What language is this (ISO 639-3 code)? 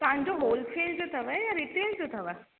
snd